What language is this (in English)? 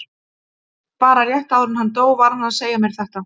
Icelandic